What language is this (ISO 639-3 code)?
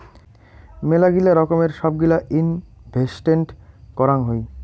ben